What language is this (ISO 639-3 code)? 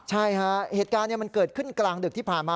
tha